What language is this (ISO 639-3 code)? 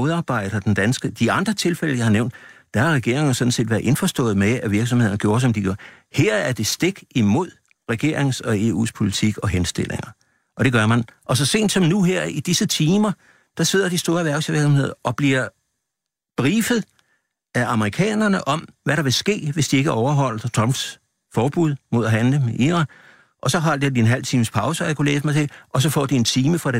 dan